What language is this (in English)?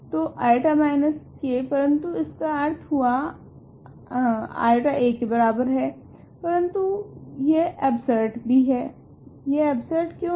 Hindi